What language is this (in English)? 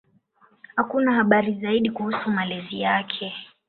Swahili